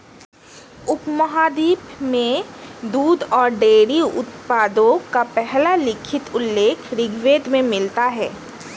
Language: Hindi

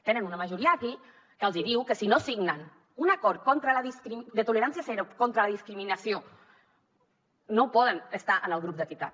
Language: Catalan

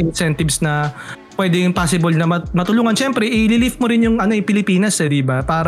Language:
Filipino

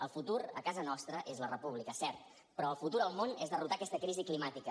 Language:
Catalan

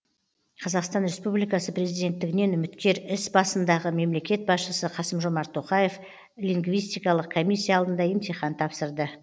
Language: Kazakh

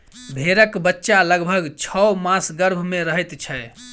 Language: Maithili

